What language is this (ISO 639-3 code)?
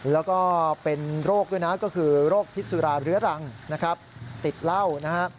tha